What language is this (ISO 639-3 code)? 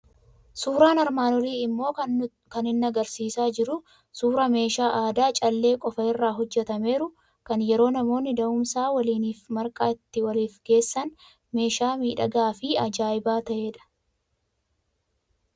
orm